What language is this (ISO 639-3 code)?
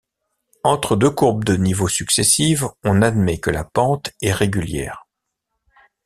fra